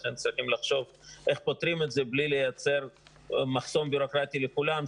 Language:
Hebrew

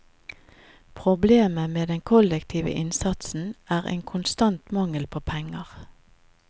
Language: Norwegian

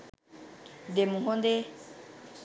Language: Sinhala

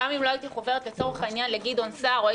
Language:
Hebrew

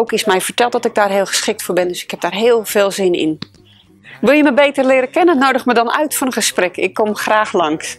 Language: Dutch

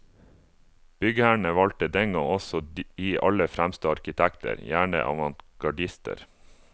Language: Norwegian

